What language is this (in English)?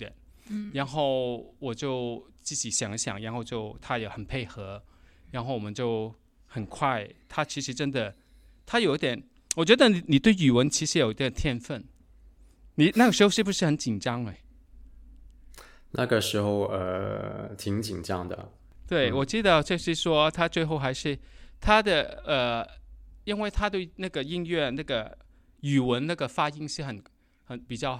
Chinese